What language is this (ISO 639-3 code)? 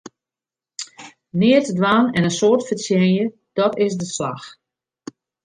fry